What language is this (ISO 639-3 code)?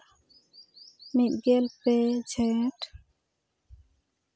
sat